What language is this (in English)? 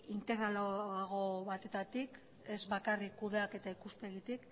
Basque